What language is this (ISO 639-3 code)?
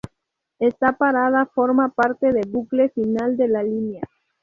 spa